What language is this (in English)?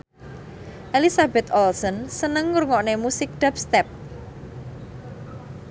Javanese